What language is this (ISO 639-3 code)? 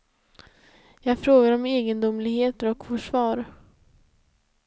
swe